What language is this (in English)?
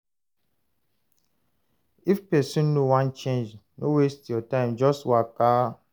Nigerian Pidgin